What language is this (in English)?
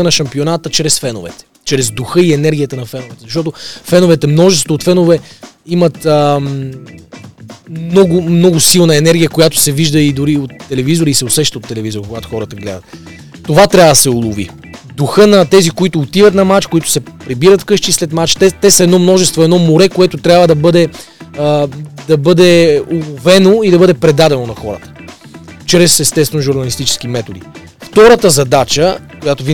Bulgarian